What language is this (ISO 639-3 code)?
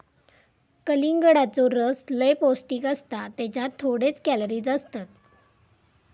mar